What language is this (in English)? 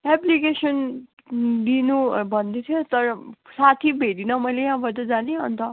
Nepali